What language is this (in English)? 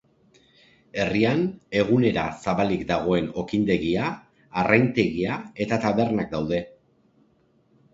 Basque